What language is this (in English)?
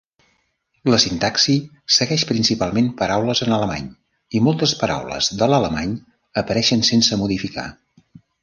Catalan